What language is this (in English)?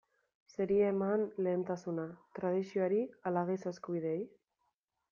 Basque